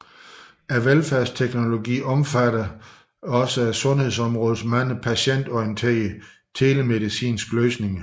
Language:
Danish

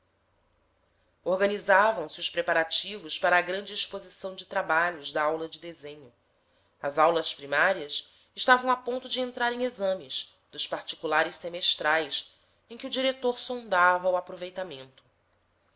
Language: Portuguese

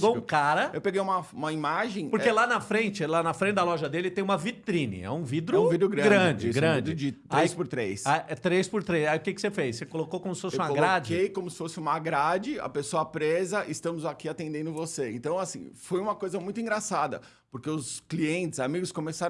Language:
Portuguese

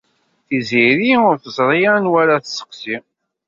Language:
Kabyle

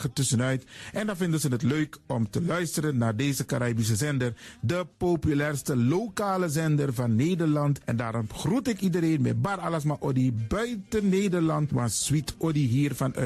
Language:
Dutch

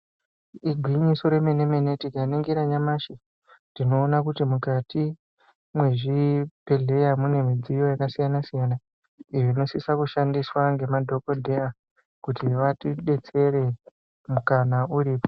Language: Ndau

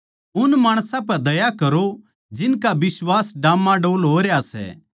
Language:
Haryanvi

